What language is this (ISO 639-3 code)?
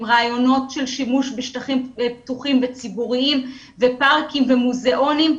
heb